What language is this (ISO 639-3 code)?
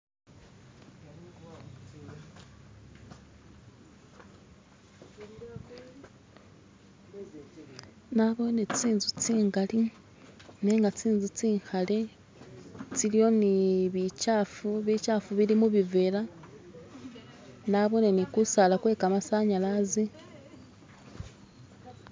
myx